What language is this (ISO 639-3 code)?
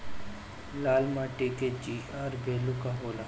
bho